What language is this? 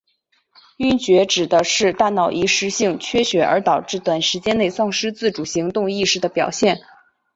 Chinese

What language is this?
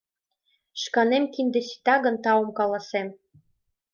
Mari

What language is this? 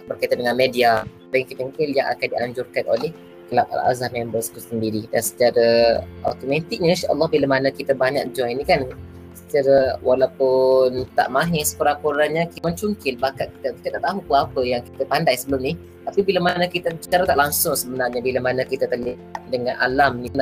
Malay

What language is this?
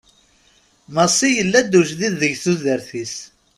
Kabyle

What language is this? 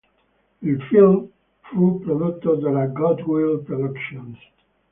Italian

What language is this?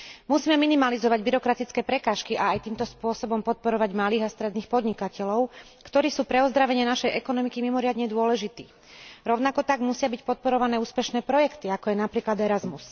Slovak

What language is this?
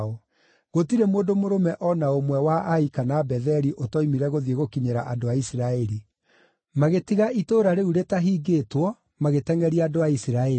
Kikuyu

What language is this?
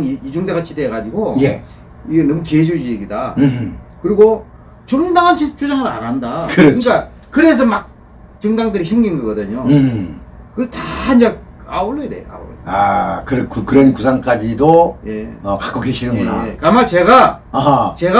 Korean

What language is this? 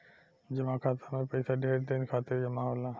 Bhojpuri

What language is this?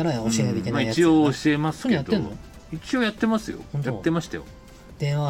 Japanese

